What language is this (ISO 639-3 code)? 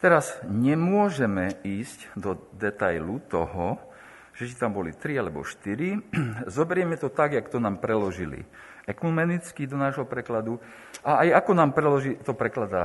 slk